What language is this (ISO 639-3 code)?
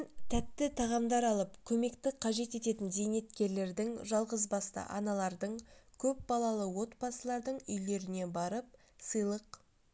kaz